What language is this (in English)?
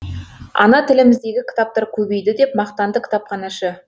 Kazakh